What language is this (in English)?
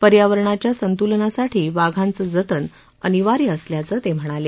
Marathi